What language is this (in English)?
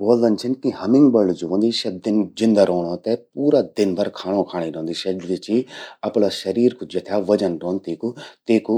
Garhwali